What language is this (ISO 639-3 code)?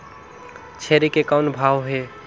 hne